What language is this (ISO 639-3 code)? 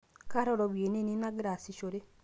mas